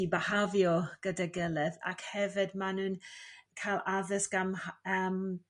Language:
Welsh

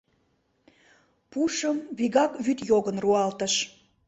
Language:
Mari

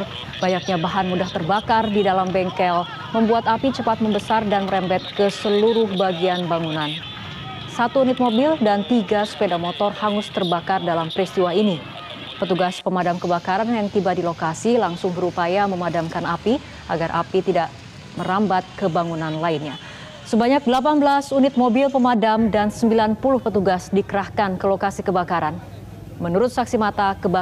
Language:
Indonesian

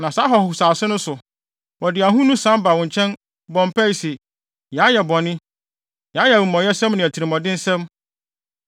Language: Akan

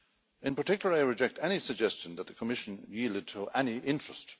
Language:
English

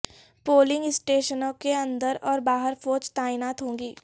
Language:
Urdu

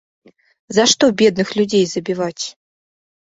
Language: Belarusian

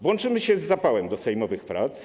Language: Polish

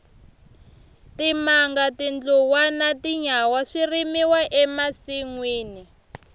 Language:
Tsonga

